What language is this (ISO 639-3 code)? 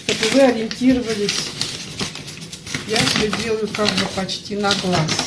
rus